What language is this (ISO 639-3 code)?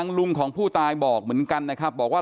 tha